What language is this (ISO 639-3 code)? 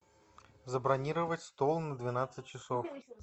rus